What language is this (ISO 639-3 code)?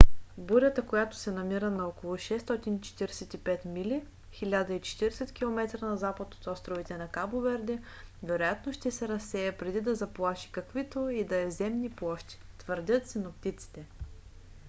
bul